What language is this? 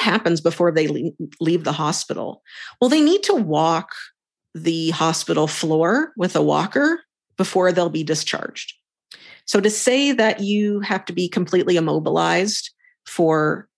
English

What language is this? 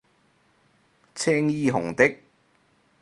Cantonese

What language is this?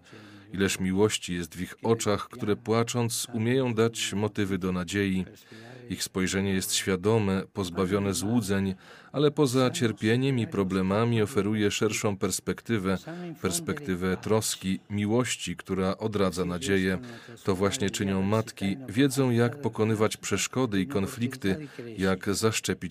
Polish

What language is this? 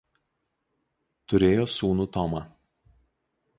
Lithuanian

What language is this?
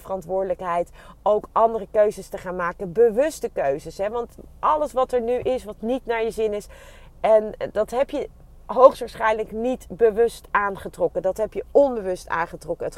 Dutch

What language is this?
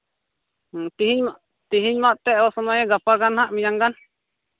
Santali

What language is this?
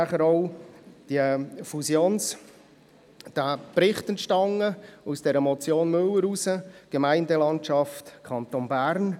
Swiss German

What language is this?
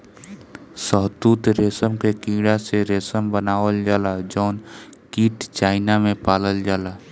Bhojpuri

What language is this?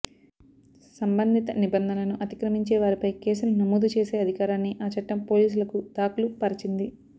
Telugu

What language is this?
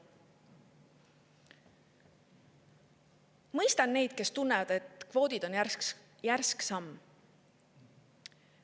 Estonian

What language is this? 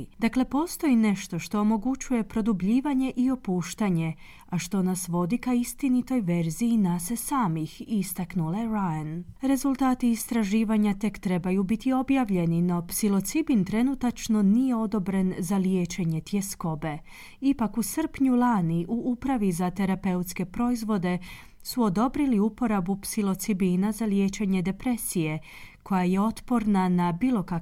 Croatian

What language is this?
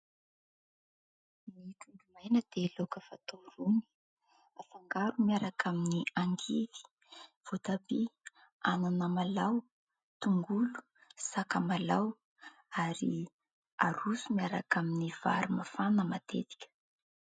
Malagasy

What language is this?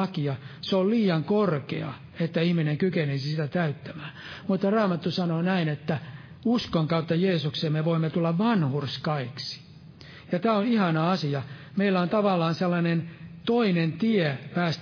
Finnish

